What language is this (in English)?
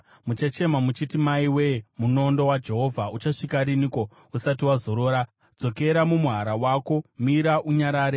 Shona